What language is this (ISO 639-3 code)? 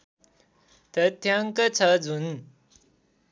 nep